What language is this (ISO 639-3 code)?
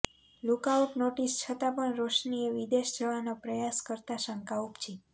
guj